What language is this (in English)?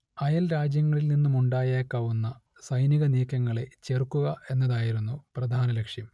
Malayalam